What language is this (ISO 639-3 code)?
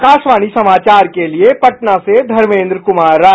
hin